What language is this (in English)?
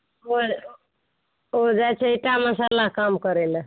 Maithili